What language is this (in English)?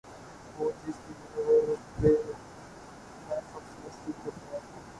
Urdu